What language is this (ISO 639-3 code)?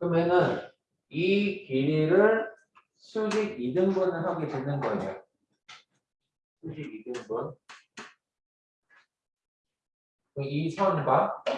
kor